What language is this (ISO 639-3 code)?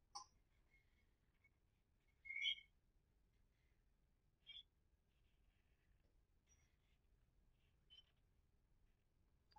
vie